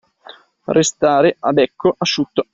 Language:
Italian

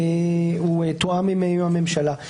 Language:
Hebrew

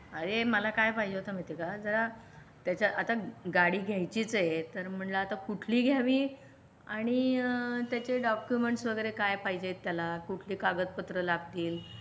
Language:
Marathi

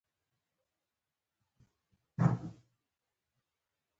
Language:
Pashto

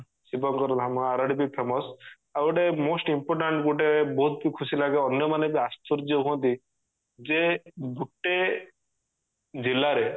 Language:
Odia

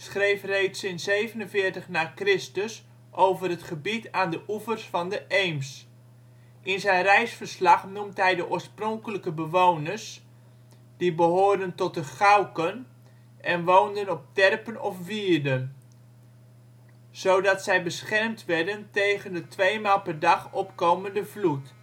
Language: Dutch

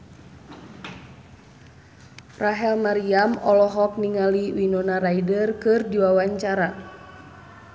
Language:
Sundanese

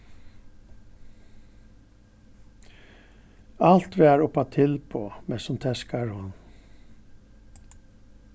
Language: Faroese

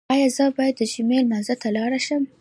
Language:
Pashto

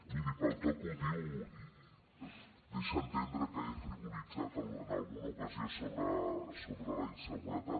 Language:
Catalan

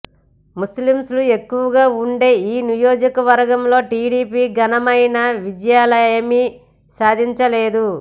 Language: Telugu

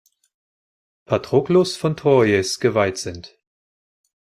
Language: German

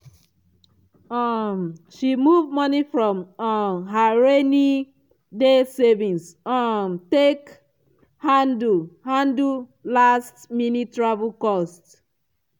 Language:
Nigerian Pidgin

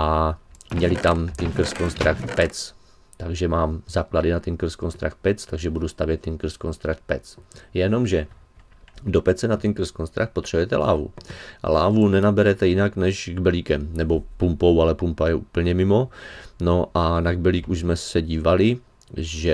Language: Czech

